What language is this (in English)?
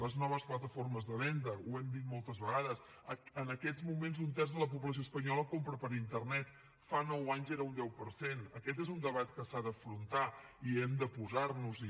Catalan